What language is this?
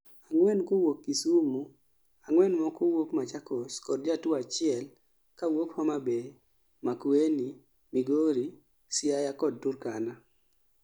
Luo (Kenya and Tanzania)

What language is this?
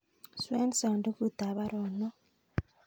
Kalenjin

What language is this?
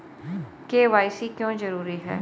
Hindi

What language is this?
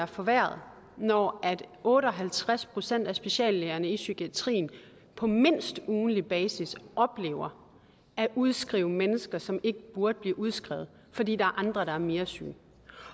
Danish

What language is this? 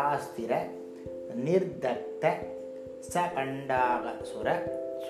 Tamil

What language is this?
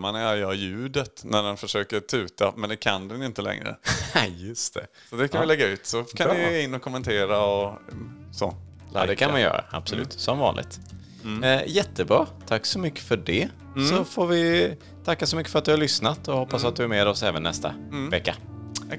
Swedish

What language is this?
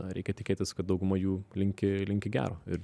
Lithuanian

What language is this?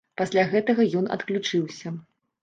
Belarusian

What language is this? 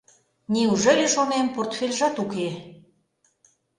Mari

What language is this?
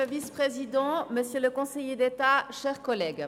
Swiss German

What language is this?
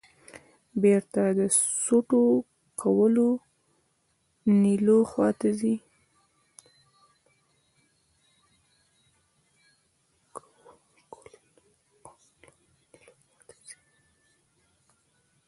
Pashto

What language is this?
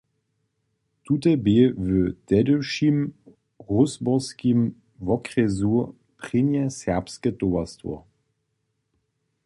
Upper Sorbian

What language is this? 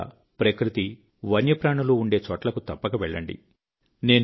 Telugu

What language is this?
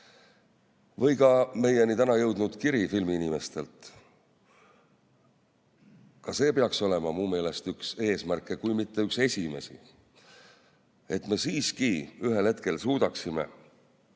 Estonian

